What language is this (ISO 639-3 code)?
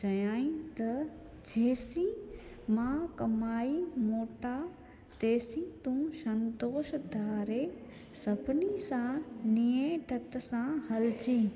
snd